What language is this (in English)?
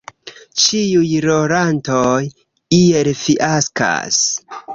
Esperanto